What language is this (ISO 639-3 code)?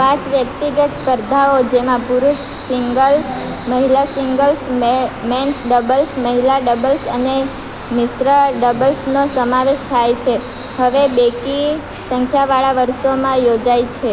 guj